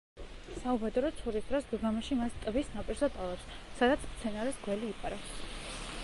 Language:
Georgian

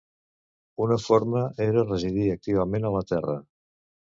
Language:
Catalan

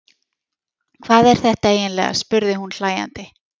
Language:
Icelandic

